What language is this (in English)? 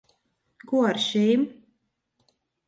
Latvian